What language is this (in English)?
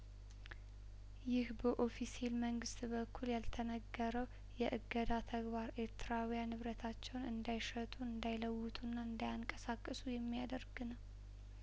Amharic